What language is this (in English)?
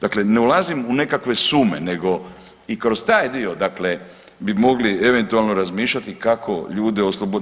Croatian